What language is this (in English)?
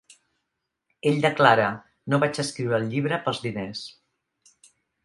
Catalan